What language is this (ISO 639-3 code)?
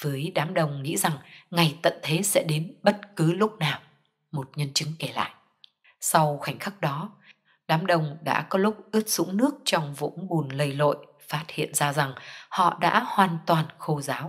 vie